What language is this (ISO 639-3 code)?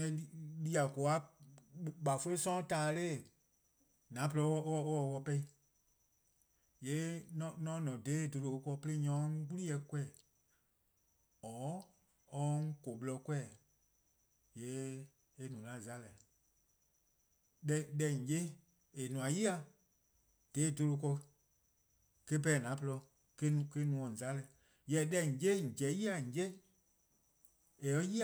kqo